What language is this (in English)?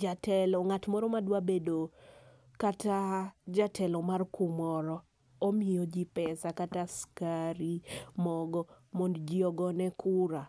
Luo (Kenya and Tanzania)